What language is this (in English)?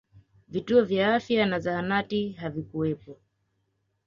Swahili